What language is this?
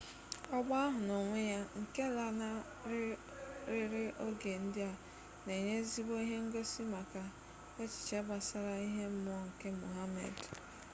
Igbo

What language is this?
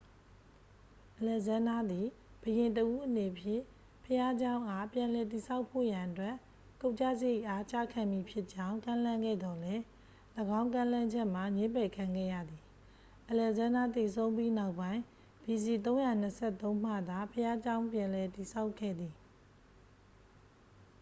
Burmese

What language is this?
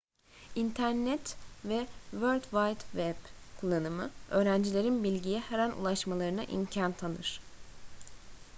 Turkish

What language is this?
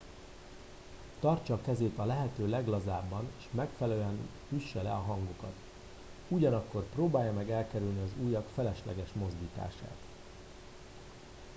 Hungarian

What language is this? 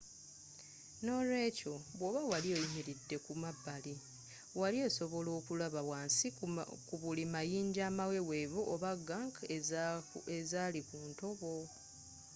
Ganda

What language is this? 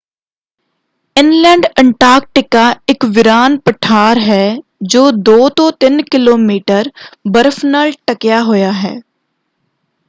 Punjabi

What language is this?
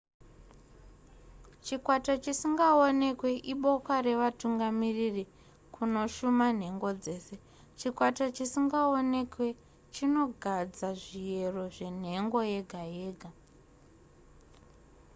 Shona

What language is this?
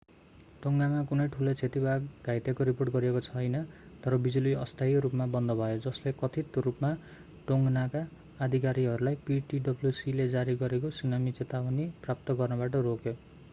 Nepali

